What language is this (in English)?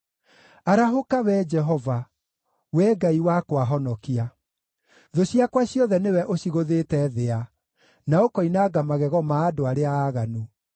Kikuyu